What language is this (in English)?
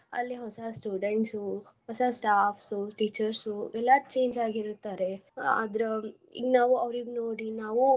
Kannada